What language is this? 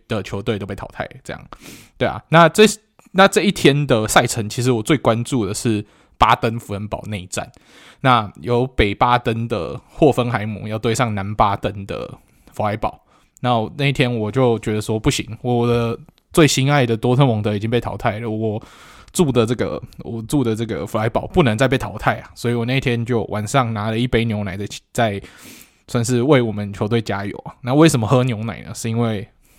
Chinese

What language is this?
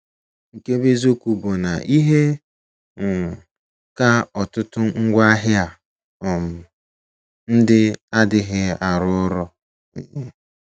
Igbo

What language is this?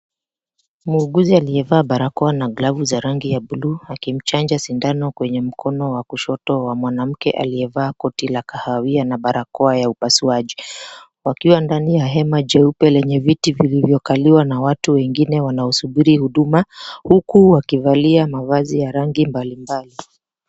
Swahili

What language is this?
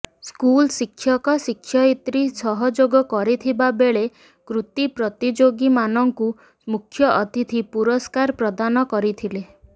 Odia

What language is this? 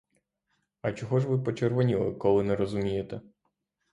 Ukrainian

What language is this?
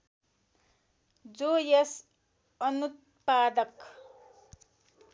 Nepali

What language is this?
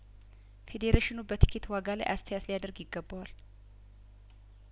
Amharic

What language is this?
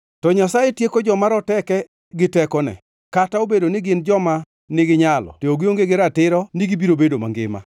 Luo (Kenya and Tanzania)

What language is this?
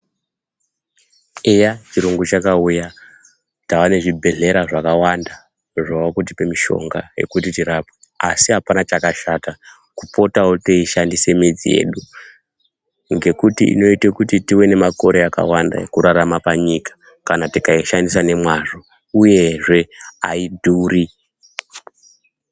Ndau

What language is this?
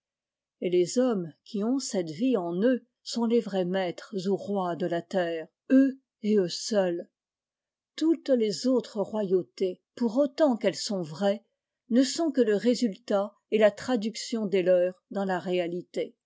French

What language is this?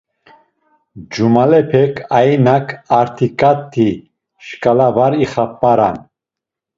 Laz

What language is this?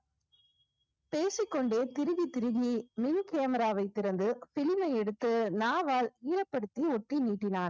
Tamil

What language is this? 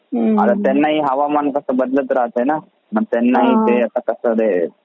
Marathi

